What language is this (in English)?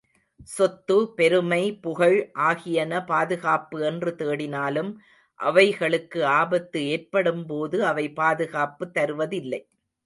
Tamil